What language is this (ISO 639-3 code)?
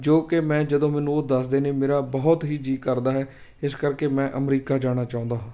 pan